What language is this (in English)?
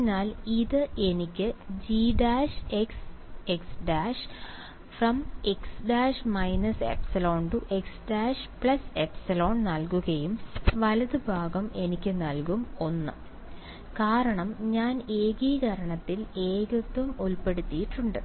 Malayalam